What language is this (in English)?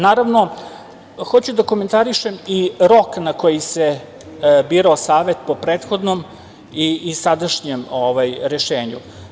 Serbian